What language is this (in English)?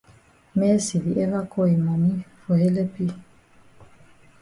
Cameroon Pidgin